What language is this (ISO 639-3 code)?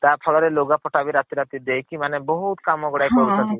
ori